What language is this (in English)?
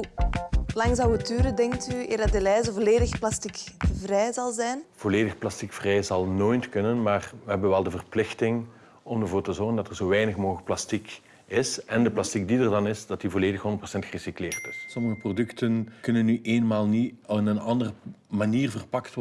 Dutch